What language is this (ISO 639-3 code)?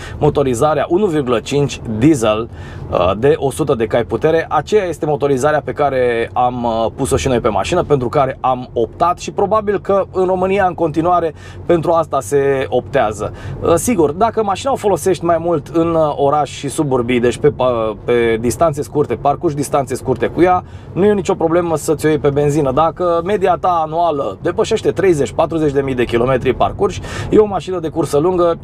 ron